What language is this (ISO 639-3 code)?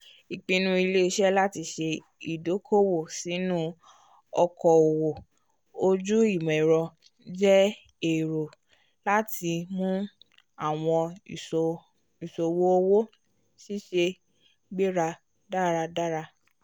yor